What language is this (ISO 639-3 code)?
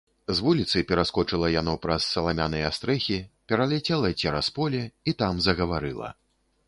bel